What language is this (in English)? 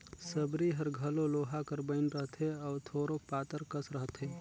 Chhattisgarhi